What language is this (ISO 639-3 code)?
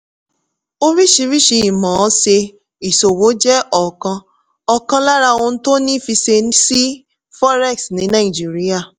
yor